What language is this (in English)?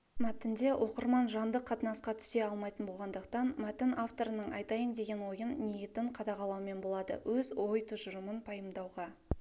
Kazakh